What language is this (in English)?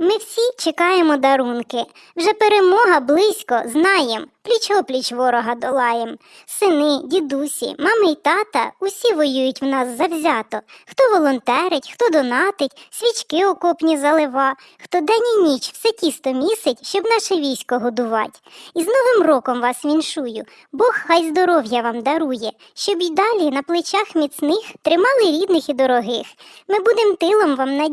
Ukrainian